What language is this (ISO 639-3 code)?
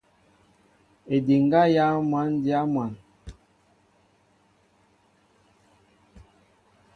mbo